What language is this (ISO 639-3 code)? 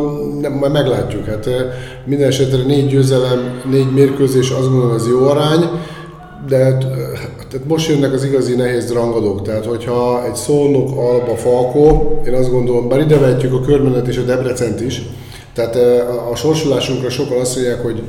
hun